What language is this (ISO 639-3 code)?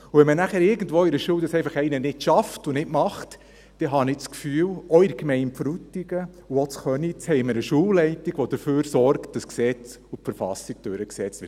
gsw